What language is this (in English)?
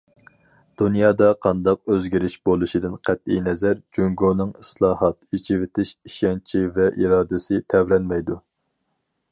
Uyghur